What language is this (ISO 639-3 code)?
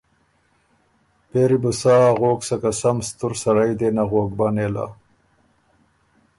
oru